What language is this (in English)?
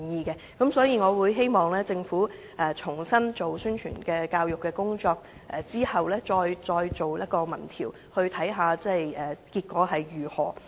Cantonese